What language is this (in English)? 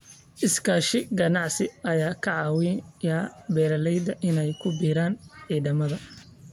Somali